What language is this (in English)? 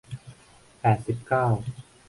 Thai